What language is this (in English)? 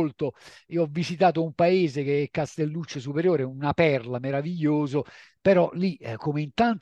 Italian